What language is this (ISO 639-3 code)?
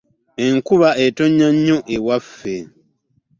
lug